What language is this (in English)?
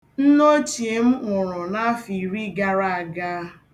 Igbo